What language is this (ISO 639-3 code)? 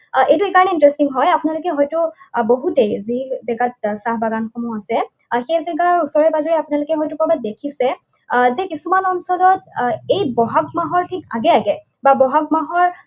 asm